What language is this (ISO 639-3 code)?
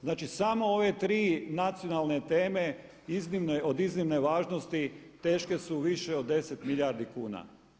hrv